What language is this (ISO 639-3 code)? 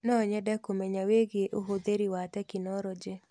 kik